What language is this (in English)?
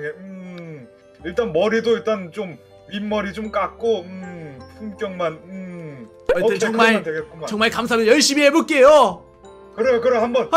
Korean